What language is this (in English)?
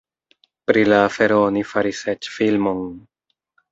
Esperanto